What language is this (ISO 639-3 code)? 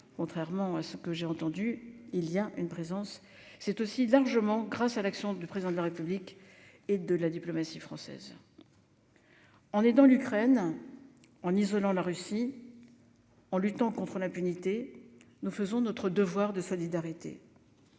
fra